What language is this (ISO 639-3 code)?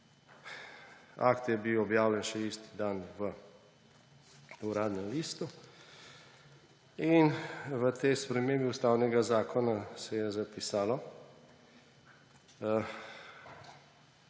slv